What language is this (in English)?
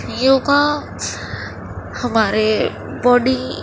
Urdu